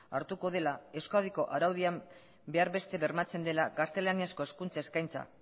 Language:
Basque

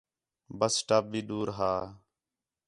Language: Khetrani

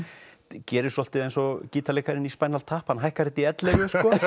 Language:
Icelandic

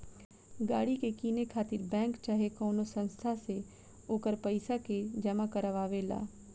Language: Bhojpuri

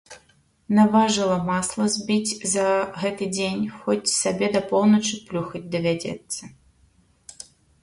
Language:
Belarusian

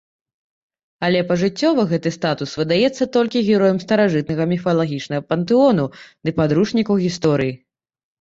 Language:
Belarusian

